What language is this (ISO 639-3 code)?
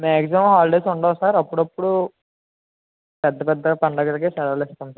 tel